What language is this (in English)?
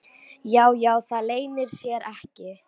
Icelandic